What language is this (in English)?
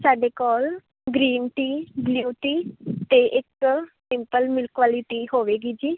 Punjabi